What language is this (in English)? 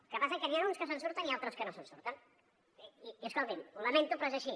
Catalan